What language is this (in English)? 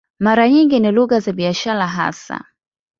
Swahili